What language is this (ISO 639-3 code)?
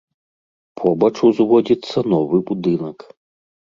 bel